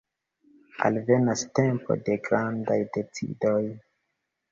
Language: Esperanto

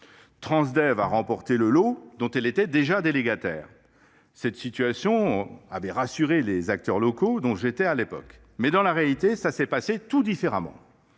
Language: French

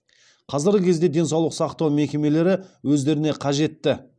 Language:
Kazakh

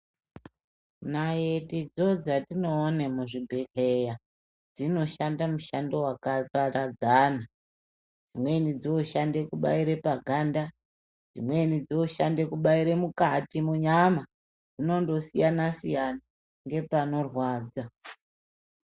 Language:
Ndau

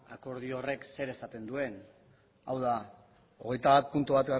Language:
Basque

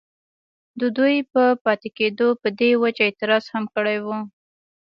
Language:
Pashto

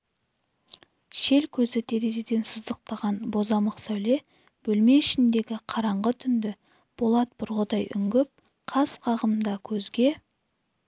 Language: Kazakh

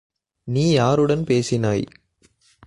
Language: Tamil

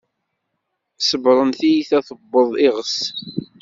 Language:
Kabyle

